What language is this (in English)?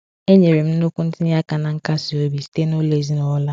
Igbo